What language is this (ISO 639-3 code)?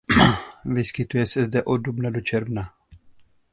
ces